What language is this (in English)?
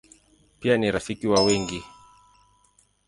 Swahili